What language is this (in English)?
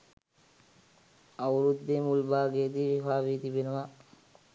Sinhala